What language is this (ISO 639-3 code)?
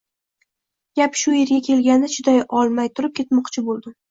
uzb